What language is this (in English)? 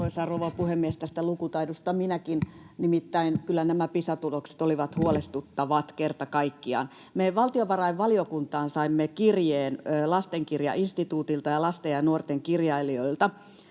Finnish